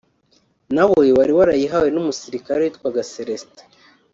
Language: Kinyarwanda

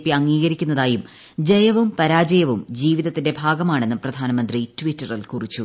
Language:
Malayalam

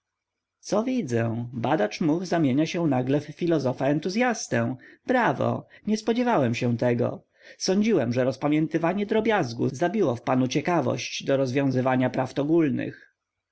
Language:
Polish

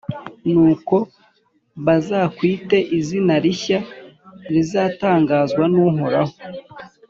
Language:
Kinyarwanda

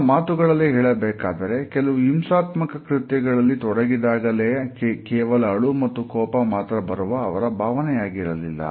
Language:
Kannada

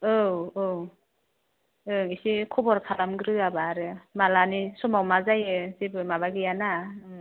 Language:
Bodo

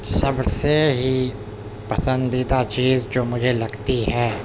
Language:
Urdu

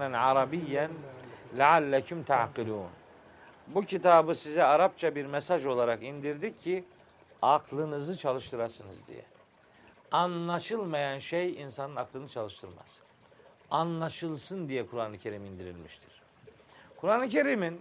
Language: Turkish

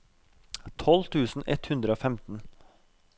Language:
Norwegian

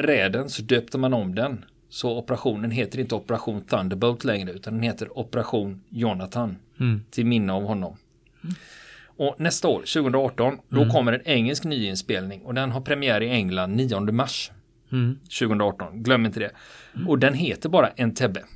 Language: Swedish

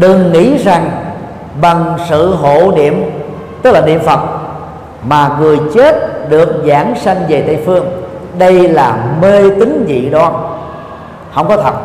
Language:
Vietnamese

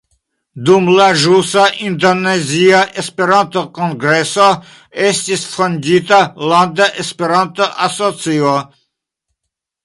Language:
Esperanto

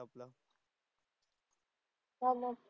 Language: Marathi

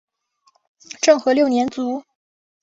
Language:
Chinese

